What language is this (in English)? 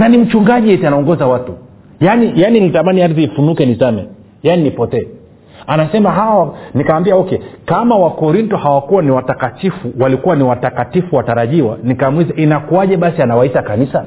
Swahili